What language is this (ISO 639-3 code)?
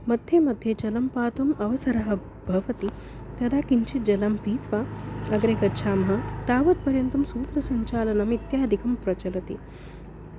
san